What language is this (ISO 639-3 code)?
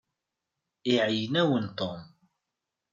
kab